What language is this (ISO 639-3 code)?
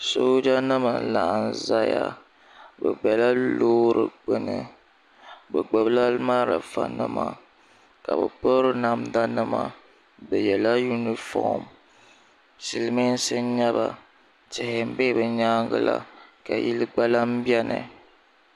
dag